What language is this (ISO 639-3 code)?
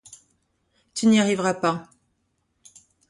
fra